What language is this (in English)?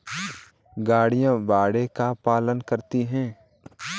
Hindi